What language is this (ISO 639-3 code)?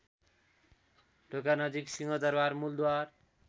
nep